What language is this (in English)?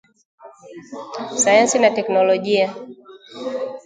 Swahili